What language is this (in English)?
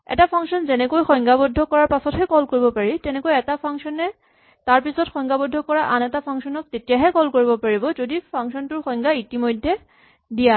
Assamese